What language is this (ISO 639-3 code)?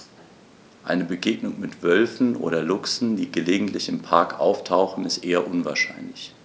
deu